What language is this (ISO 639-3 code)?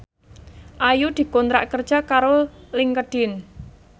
jav